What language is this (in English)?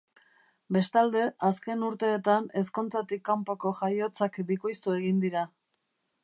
Basque